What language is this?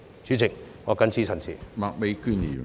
Cantonese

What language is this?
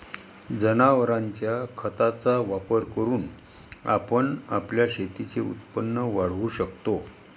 Marathi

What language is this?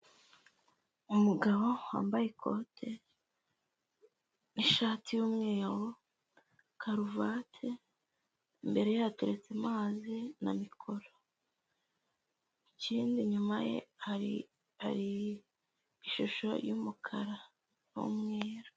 Kinyarwanda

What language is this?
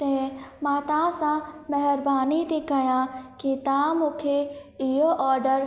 Sindhi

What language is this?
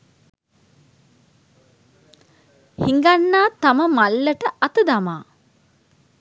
Sinhala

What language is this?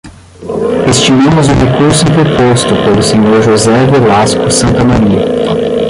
Portuguese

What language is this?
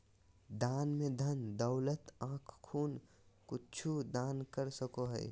Magahi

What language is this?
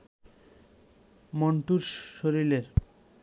Bangla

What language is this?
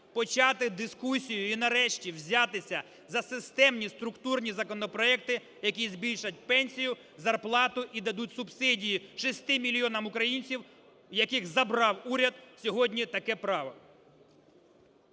Ukrainian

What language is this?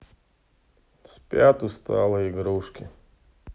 Russian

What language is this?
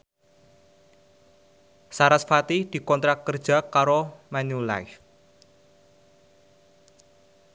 Javanese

